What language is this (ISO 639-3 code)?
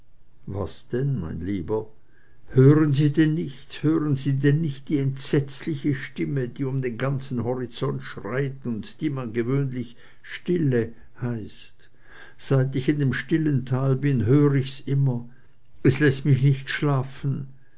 deu